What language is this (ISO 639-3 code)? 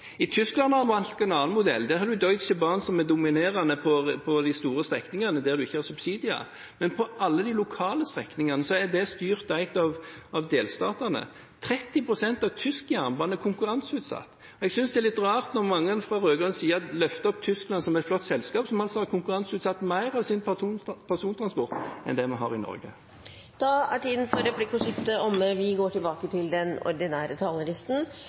nor